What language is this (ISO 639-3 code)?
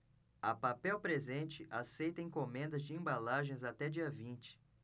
por